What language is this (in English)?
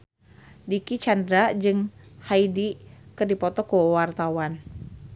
Sundanese